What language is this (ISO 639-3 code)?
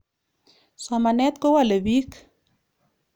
kln